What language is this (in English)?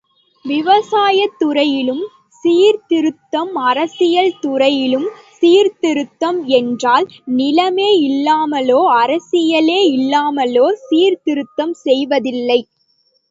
Tamil